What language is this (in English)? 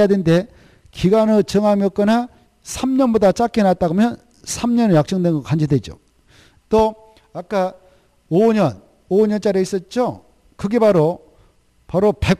Korean